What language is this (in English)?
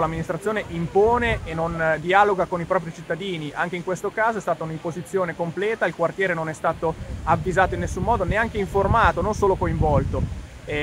Italian